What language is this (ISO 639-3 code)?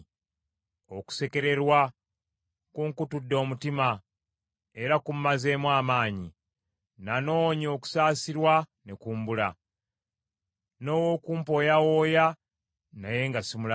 lug